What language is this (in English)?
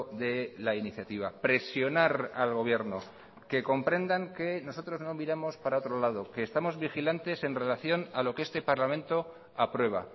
Spanish